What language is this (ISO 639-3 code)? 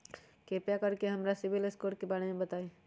mag